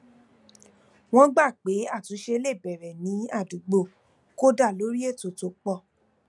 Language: Yoruba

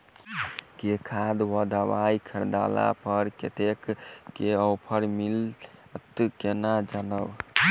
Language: Maithili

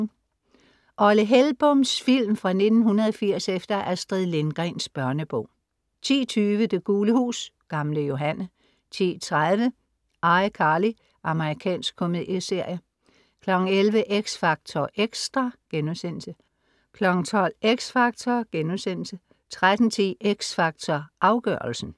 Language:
Danish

